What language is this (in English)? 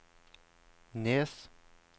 Norwegian